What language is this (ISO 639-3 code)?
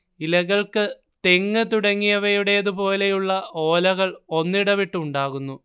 mal